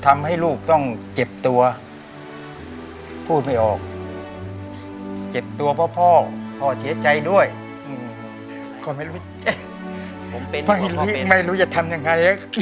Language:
Thai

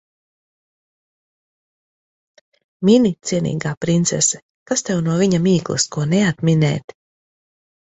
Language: Latvian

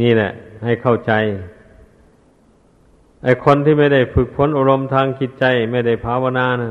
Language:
Thai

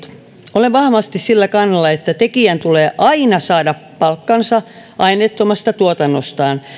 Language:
Finnish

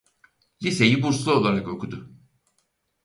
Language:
Turkish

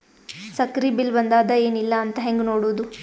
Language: Kannada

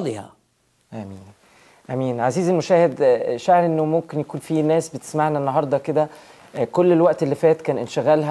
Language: Arabic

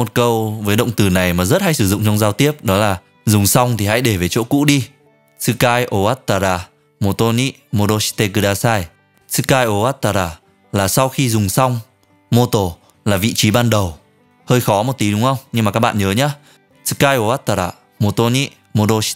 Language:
Vietnamese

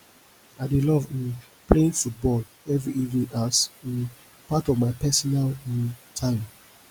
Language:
Nigerian Pidgin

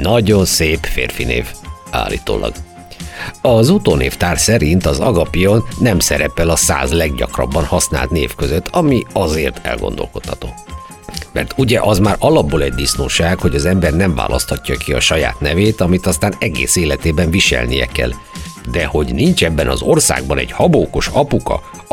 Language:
Hungarian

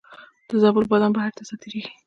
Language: Pashto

